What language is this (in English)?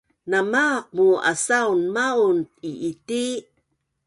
Bunun